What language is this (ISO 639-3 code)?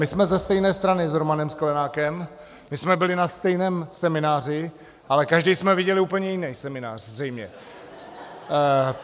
ces